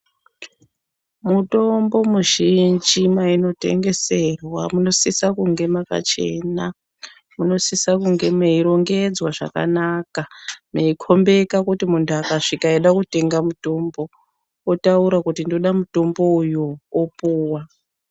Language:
Ndau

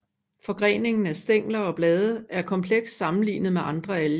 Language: Danish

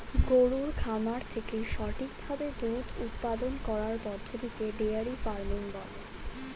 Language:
Bangla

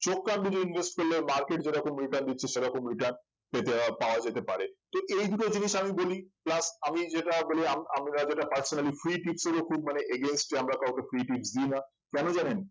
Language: Bangla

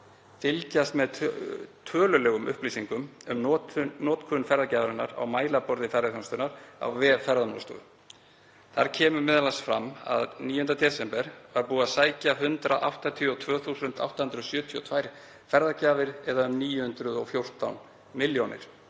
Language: Icelandic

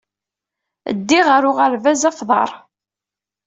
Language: Kabyle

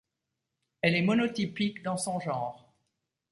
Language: French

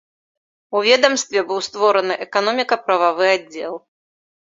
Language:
Belarusian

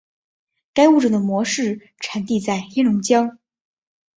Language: Chinese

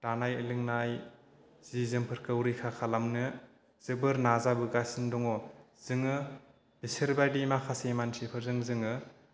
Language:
Bodo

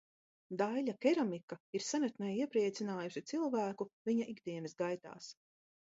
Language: Latvian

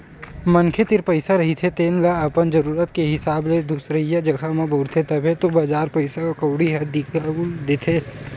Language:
Chhattisgarhi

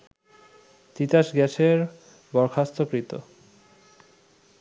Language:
Bangla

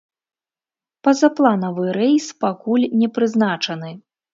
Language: Belarusian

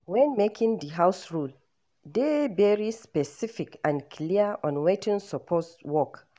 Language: Nigerian Pidgin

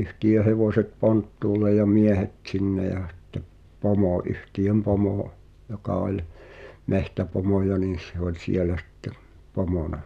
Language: Finnish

